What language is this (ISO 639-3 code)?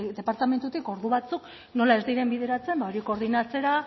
eus